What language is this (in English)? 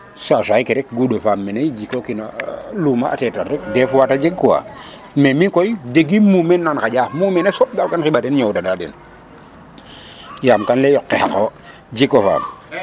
Serer